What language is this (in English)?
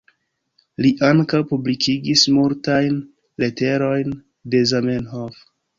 Esperanto